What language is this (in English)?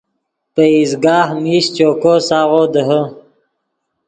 Yidgha